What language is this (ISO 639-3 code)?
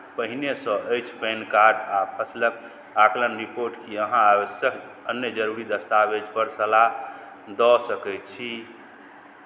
mai